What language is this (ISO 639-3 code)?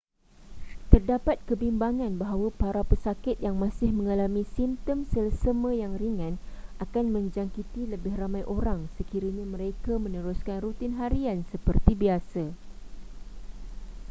msa